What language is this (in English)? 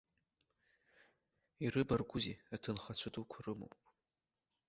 Abkhazian